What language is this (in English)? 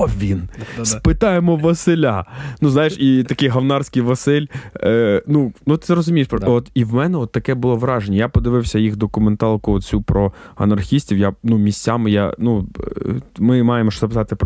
Ukrainian